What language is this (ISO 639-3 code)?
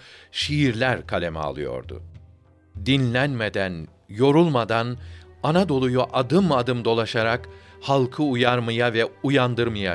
tur